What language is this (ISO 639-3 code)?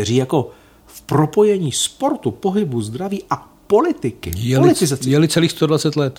ces